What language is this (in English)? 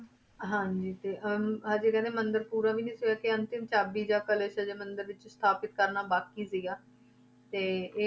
Punjabi